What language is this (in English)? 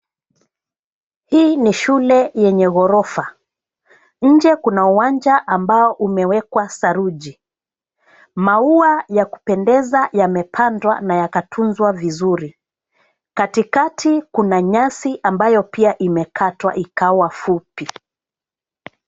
Swahili